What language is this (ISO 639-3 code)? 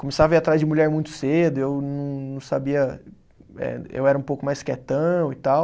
por